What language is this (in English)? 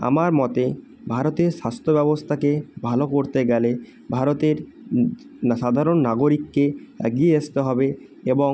Bangla